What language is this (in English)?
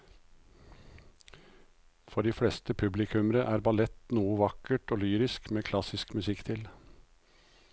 Norwegian